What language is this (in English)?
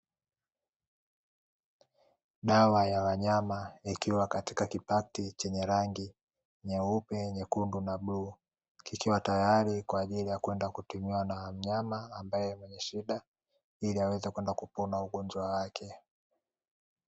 Swahili